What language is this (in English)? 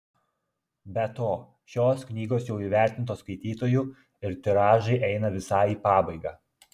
Lithuanian